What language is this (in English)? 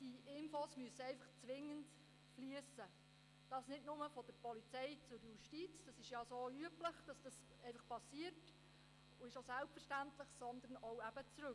Swiss German